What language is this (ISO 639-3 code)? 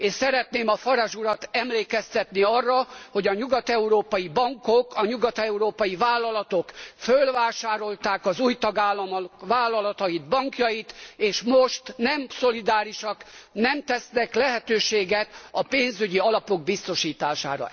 hun